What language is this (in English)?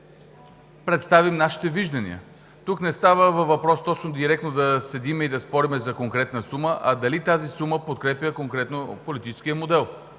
Bulgarian